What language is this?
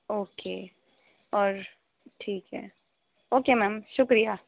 Urdu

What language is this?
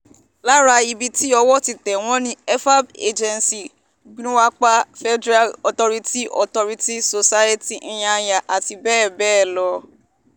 Yoruba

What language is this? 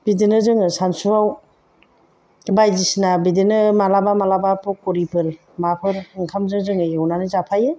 Bodo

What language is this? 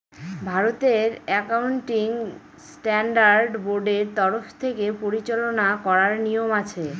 Bangla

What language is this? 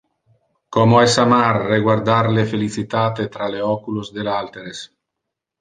Interlingua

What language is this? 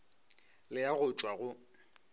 Northern Sotho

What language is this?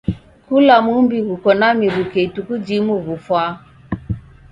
Taita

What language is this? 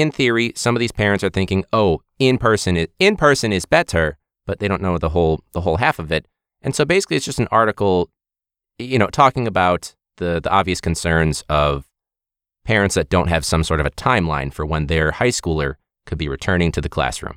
English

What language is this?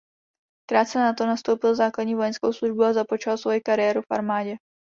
Czech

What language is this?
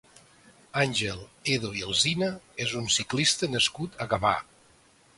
Catalan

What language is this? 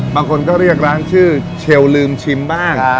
Thai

